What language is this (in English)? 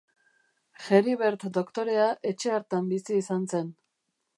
Basque